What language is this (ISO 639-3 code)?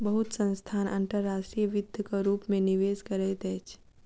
mai